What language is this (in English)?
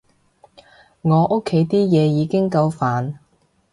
Cantonese